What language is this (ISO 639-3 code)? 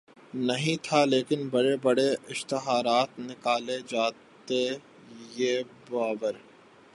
urd